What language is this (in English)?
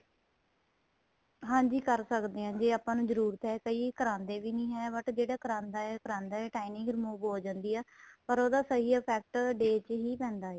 Punjabi